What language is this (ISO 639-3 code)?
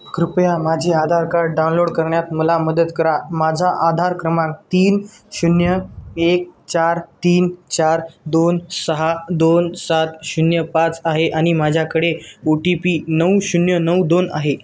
mar